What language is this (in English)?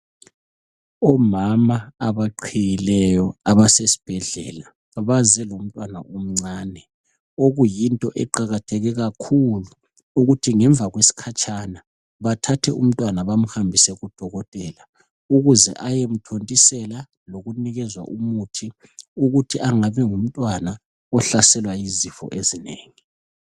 North Ndebele